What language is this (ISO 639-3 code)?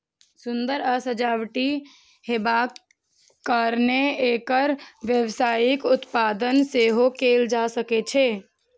mai